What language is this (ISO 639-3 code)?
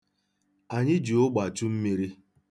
ibo